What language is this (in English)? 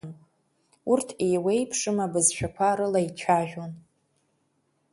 Abkhazian